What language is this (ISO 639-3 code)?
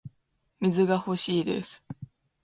jpn